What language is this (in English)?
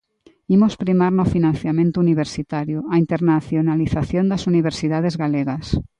Galician